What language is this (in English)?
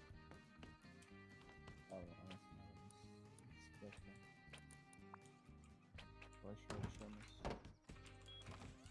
Turkish